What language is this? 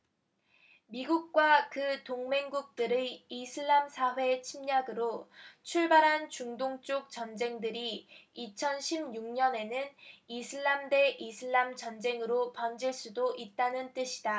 Korean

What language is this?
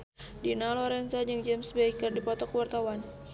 Sundanese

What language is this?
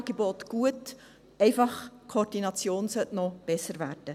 Swiss German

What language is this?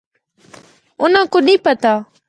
Northern Hindko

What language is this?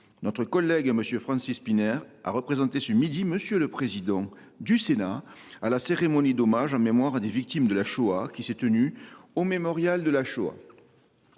French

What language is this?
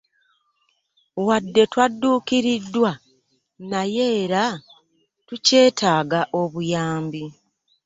Ganda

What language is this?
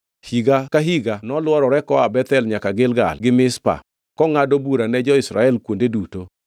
Luo (Kenya and Tanzania)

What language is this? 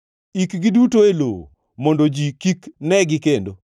Luo (Kenya and Tanzania)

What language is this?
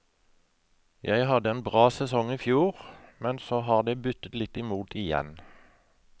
Norwegian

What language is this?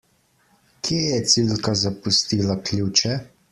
Slovenian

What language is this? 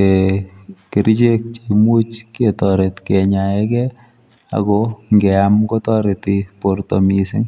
Kalenjin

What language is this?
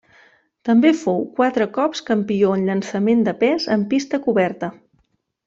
Catalan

